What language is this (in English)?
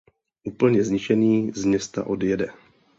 Czech